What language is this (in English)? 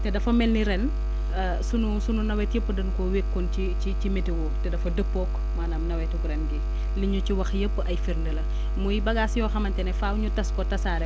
Wolof